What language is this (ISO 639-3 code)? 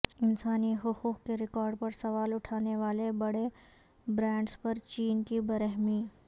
urd